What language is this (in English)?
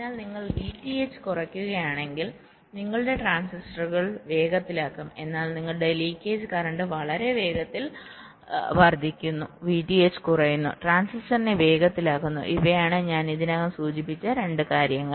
Malayalam